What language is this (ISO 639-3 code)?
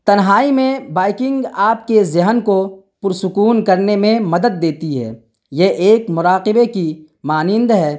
urd